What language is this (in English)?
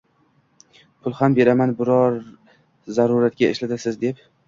Uzbek